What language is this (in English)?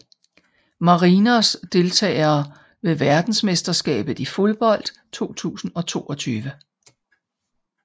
Danish